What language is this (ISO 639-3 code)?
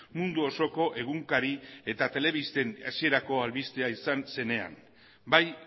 eus